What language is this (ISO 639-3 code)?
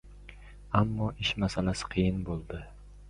uzb